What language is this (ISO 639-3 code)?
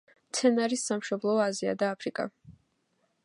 kat